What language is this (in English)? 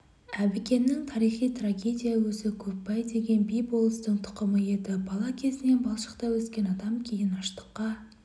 Kazakh